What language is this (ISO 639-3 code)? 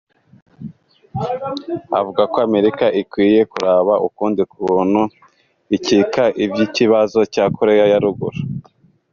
kin